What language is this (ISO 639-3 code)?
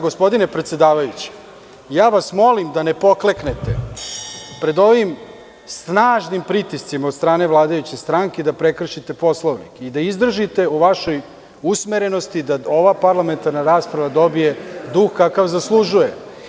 srp